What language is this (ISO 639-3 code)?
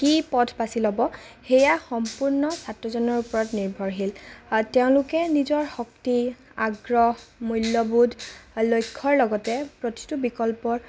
asm